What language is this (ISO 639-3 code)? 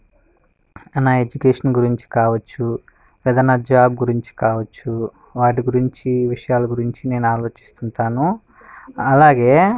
tel